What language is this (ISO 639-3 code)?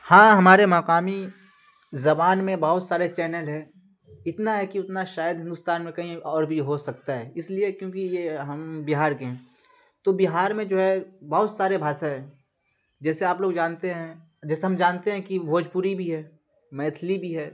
urd